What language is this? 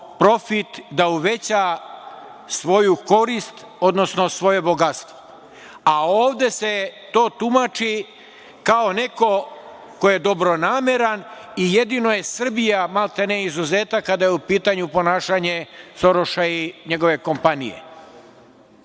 Serbian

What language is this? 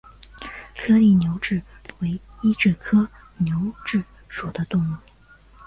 Chinese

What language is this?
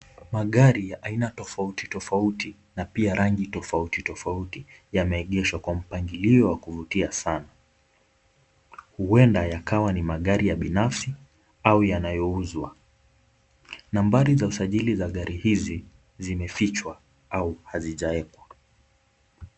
Swahili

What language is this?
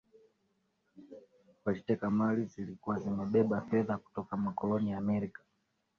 Swahili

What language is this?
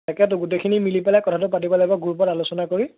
Assamese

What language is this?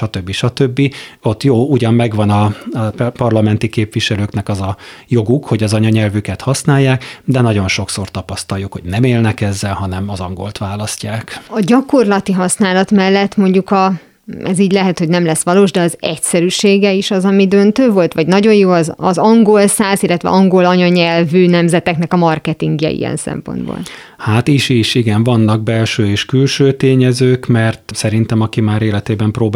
Hungarian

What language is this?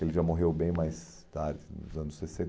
Portuguese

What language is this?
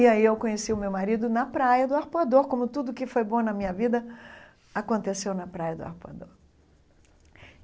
Portuguese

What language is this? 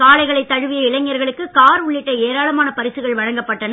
Tamil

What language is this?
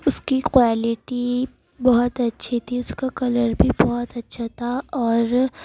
Urdu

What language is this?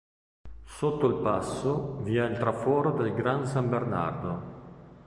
Italian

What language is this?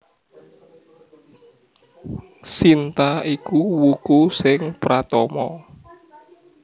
Javanese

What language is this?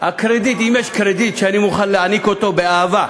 Hebrew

